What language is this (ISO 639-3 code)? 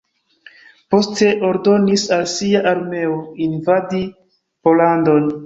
epo